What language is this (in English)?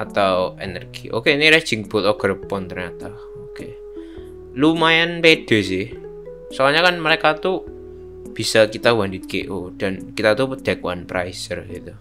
Indonesian